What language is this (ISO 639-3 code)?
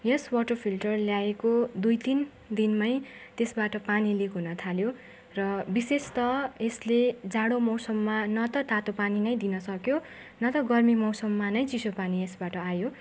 nep